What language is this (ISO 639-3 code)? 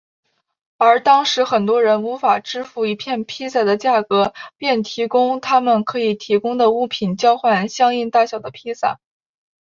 zho